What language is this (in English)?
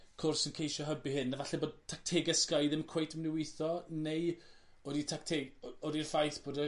Welsh